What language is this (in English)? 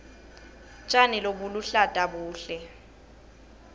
Swati